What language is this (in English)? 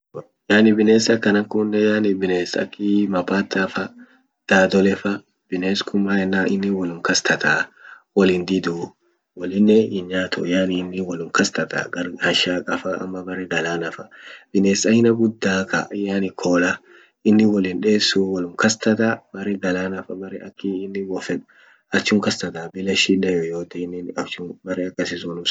Orma